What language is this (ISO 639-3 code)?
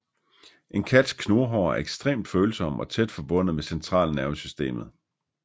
dan